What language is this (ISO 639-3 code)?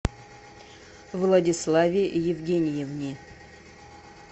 rus